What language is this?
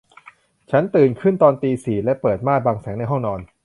Thai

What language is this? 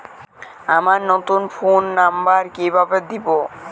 Bangla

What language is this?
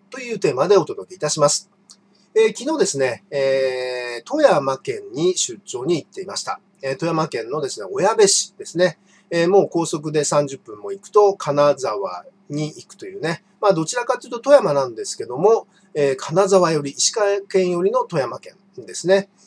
Japanese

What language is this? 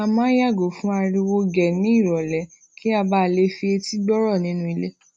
Yoruba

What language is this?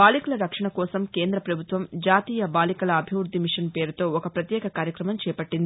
Telugu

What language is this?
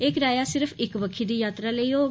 Dogri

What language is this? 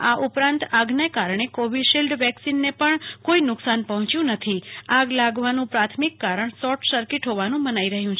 Gujarati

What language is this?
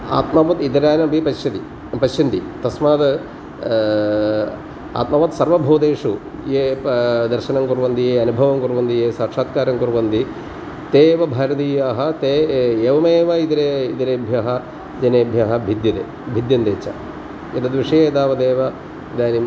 Sanskrit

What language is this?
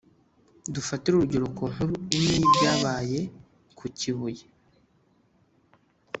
Kinyarwanda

